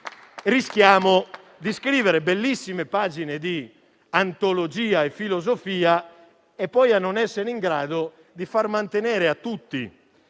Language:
Italian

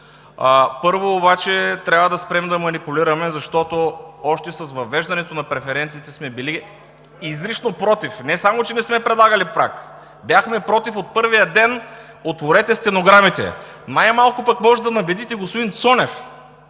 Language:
Bulgarian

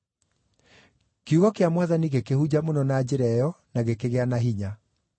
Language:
Kikuyu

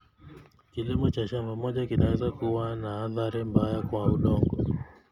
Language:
Kalenjin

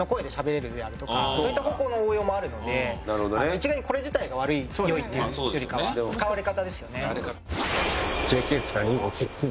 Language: Japanese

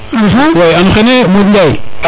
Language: Serer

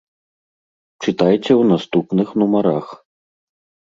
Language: Belarusian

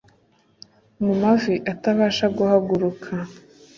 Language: Kinyarwanda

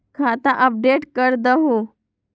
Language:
Magahi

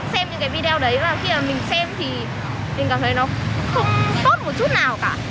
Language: Vietnamese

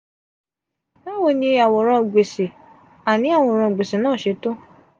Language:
Yoruba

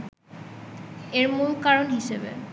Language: Bangla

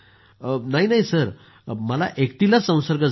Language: Marathi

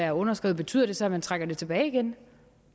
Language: Danish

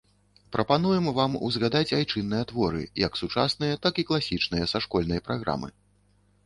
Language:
Belarusian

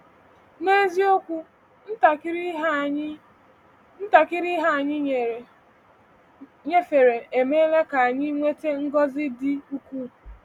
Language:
Igbo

